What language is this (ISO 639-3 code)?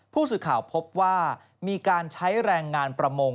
tha